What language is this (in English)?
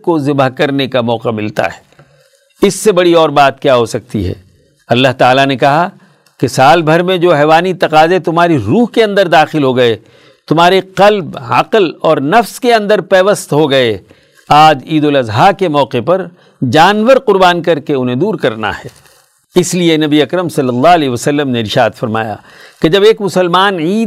Urdu